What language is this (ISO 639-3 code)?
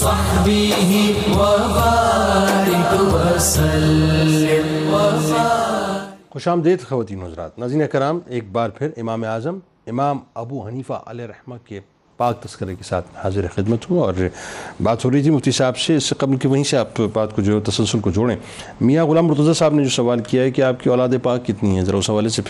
urd